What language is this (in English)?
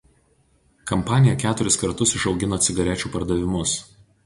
Lithuanian